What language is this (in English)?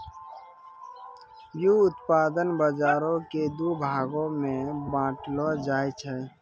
Maithili